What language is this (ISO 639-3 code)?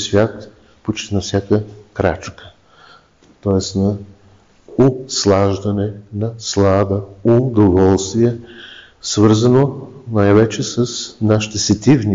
bul